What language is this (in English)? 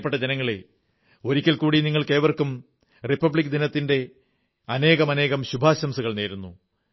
Malayalam